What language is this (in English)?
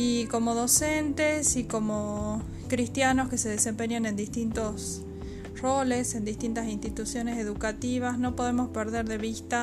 Spanish